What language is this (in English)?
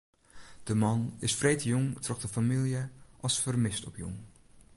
Western Frisian